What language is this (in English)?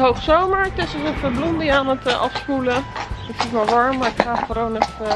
Dutch